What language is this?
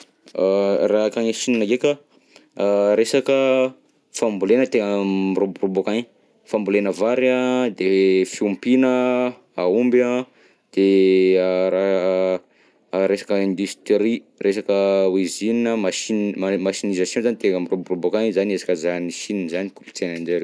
Southern Betsimisaraka Malagasy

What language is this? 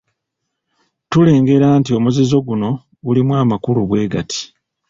Ganda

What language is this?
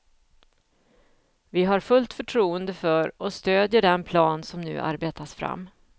Swedish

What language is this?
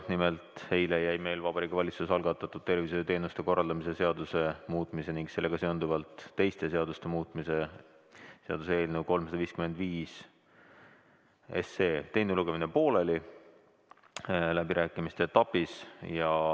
Estonian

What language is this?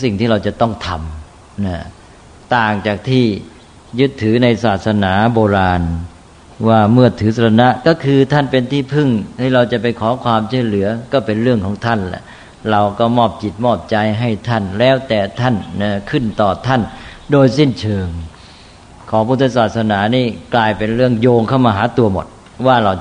Thai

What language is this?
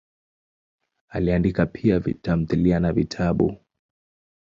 Swahili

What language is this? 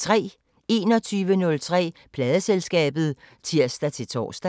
Danish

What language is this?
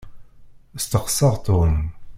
Kabyle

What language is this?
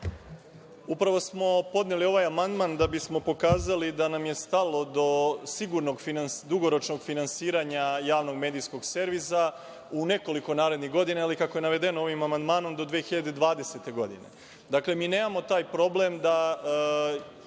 Serbian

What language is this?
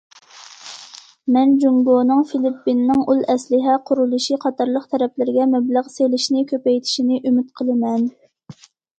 Uyghur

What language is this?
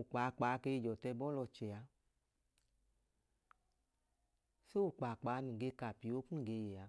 Idoma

